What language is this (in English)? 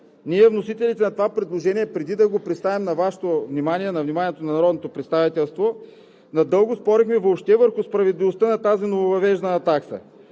Bulgarian